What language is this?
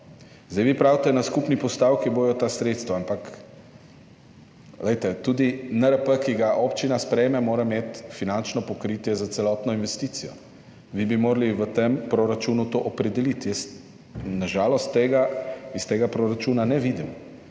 Slovenian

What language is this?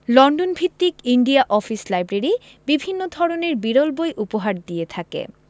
Bangla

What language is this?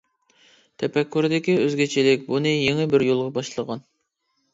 Uyghur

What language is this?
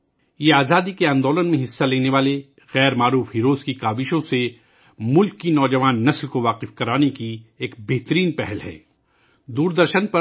Urdu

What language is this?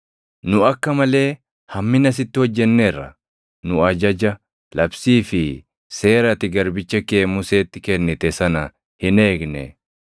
Oromo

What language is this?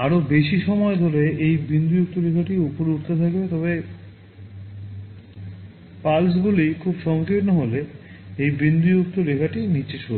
Bangla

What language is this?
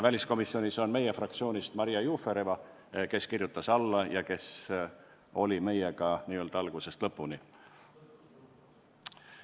Estonian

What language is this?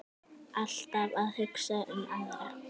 Icelandic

